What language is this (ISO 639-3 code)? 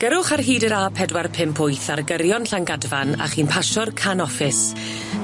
cym